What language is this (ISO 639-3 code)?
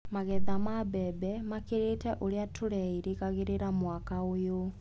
kik